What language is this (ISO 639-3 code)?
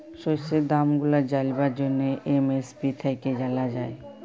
ben